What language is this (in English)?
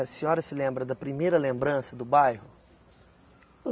Portuguese